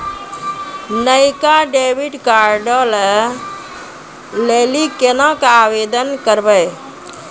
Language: Maithili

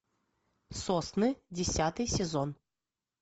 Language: Russian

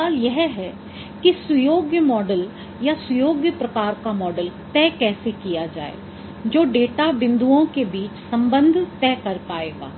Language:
Hindi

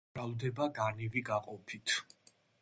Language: Georgian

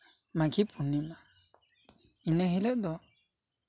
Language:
Santali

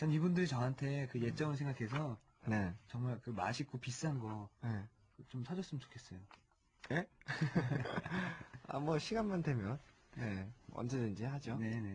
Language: Korean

